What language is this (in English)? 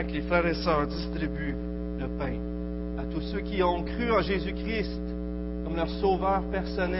French